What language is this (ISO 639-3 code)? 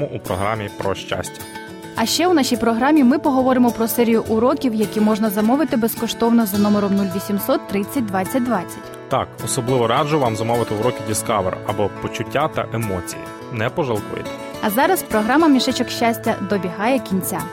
ukr